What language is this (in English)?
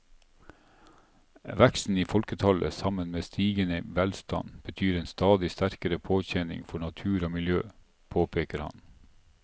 Norwegian